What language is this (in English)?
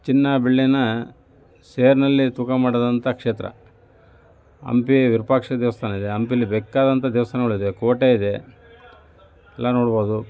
Kannada